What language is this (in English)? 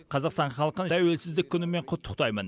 Kazakh